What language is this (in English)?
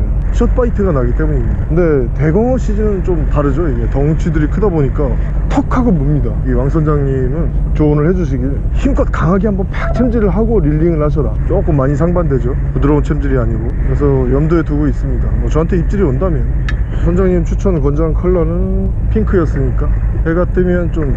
Korean